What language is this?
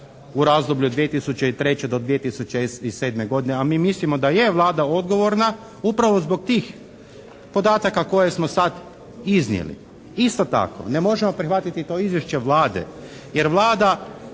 Croatian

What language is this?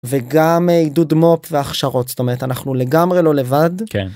Hebrew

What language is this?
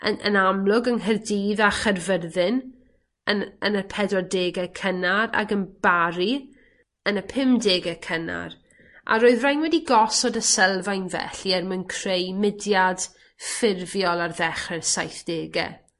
Welsh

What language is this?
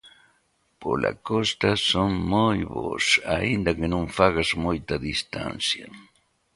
Galician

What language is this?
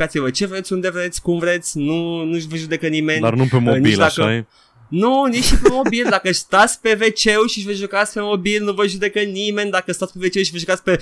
Romanian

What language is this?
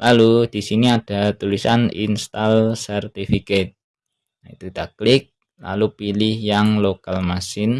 Indonesian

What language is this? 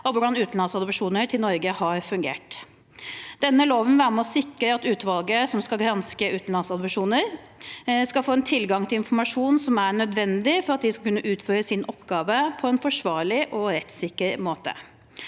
Norwegian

